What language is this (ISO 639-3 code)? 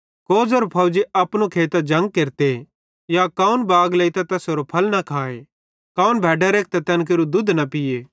bhd